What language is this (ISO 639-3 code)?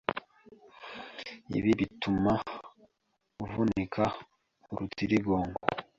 kin